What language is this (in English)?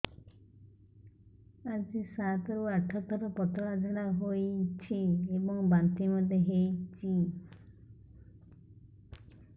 Odia